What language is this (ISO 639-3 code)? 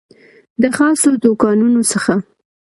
pus